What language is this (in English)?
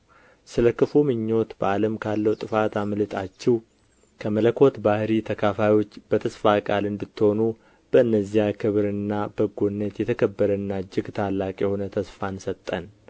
Amharic